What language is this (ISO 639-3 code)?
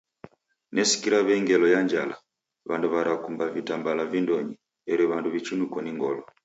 dav